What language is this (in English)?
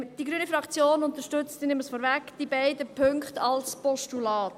Swiss German